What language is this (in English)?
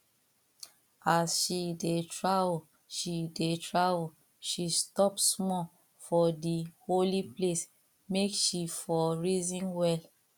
Nigerian Pidgin